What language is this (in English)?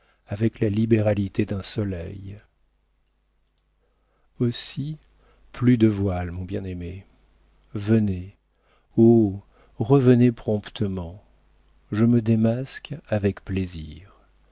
French